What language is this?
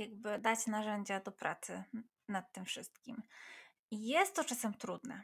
Polish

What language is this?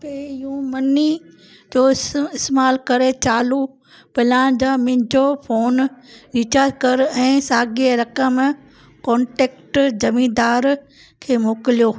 Sindhi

